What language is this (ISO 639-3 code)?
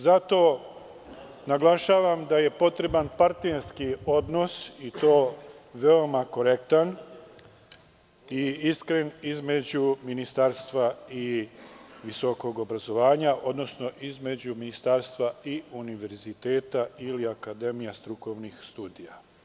srp